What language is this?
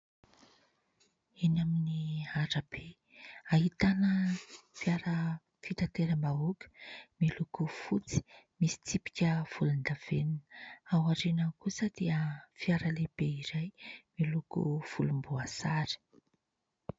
Malagasy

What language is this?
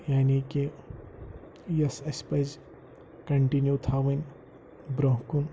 Kashmiri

